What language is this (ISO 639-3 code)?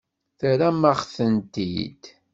kab